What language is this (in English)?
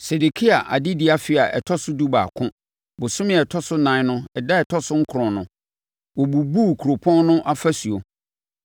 Akan